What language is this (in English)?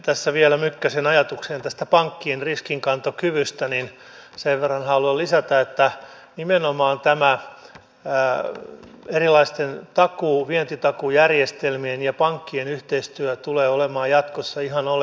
Finnish